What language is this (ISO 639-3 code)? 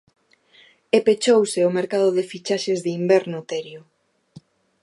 glg